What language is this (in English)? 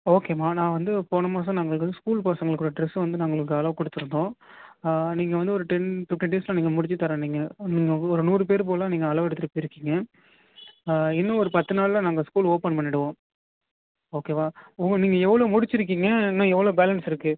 Tamil